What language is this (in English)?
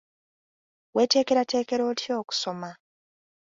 Ganda